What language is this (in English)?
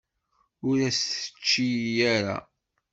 Kabyle